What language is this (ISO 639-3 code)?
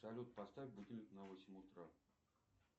rus